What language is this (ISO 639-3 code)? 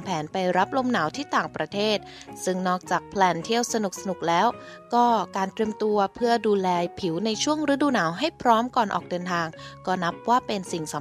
tha